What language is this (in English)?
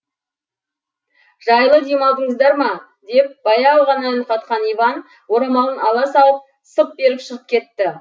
Kazakh